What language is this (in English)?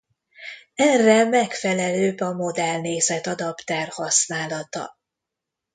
Hungarian